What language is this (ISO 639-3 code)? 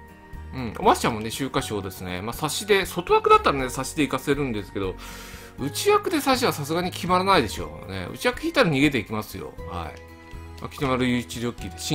jpn